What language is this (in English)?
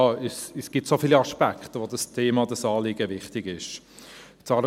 Swiss German